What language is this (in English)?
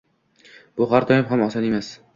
Uzbek